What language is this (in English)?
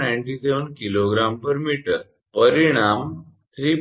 Gujarati